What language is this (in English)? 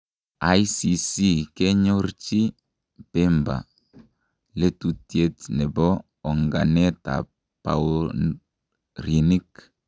Kalenjin